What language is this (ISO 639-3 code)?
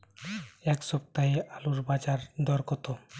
ben